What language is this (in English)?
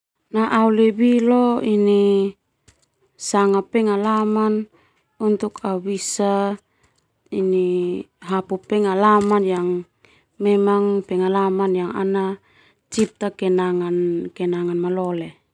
Termanu